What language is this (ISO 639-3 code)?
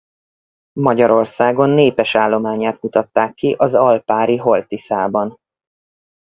hun